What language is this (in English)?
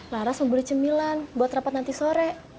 Indonesian